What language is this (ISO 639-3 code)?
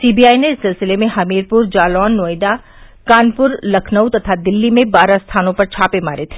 hin